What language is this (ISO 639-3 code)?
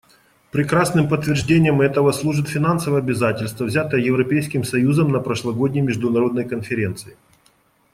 rus